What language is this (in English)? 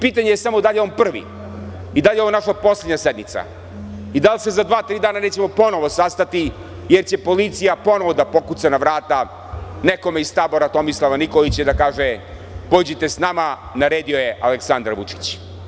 Serbian